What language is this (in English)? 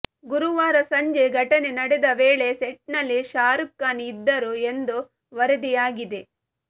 Kannada